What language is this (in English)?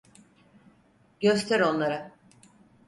Turkish